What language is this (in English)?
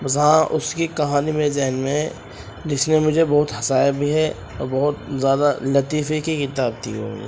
Urdu